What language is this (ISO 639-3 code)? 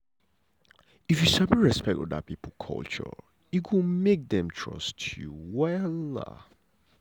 pcm